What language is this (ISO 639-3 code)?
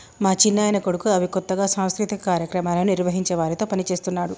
tel